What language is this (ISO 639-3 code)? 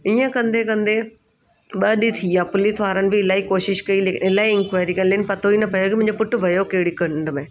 snd